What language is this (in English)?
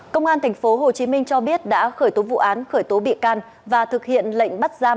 Vietnamese